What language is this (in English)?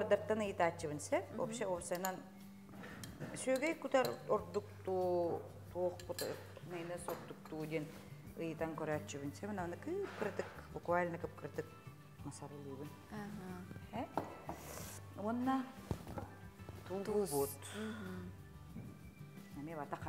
Turkish